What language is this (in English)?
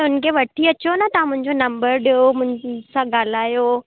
Sindhi